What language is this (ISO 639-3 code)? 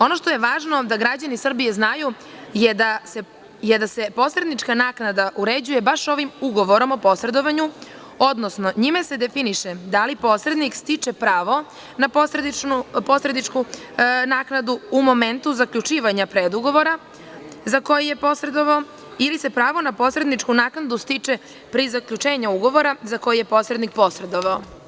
srp